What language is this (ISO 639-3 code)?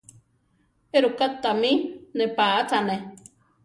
tar